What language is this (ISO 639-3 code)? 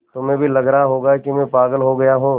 hin